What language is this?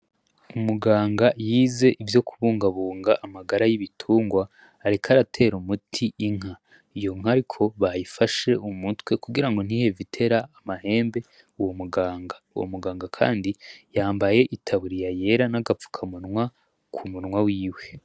Rundi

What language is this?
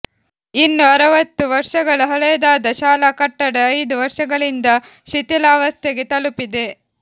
Kannada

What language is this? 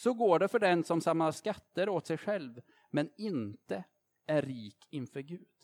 Swedish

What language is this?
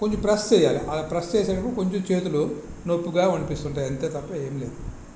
Telugu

